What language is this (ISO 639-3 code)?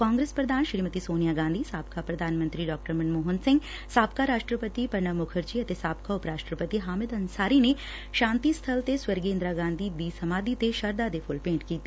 pan